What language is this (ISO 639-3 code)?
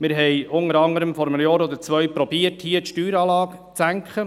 gsw